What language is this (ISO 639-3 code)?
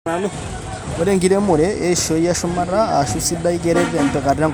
mas